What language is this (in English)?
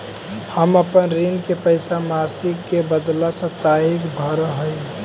Magahi